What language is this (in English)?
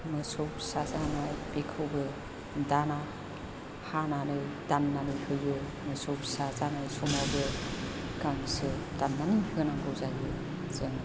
Bodo